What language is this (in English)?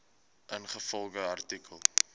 Afrikaans